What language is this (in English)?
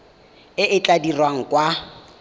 Tswana